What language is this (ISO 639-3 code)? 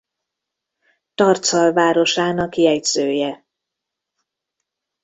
hun